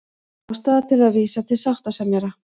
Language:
Icelandic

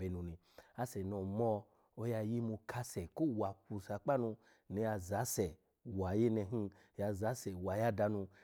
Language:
Alago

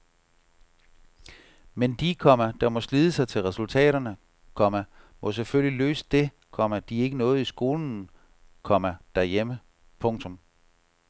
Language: Danish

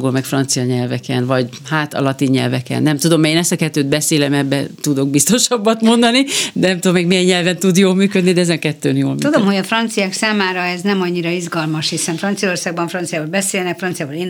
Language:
Hungarian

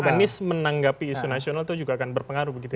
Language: Indonesian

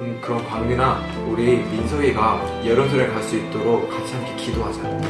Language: Korean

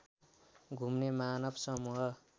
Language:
Nepali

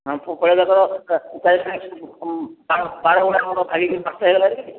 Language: Odia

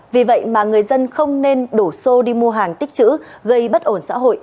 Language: Vietnamese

